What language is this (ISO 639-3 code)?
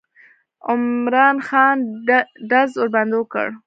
pus